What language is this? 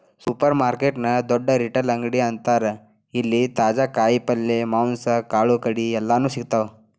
Kannada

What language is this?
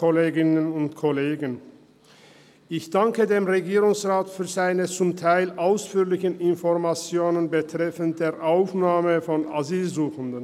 Swiss German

